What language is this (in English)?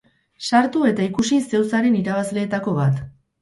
Basque